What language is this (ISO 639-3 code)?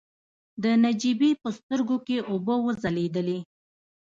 pus